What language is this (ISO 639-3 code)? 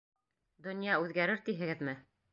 bak